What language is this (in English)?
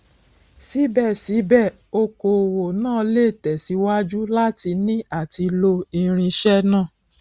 Yoruba